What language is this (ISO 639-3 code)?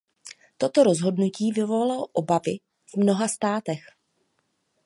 ces